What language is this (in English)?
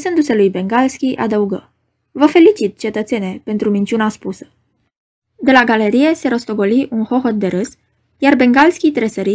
Romanian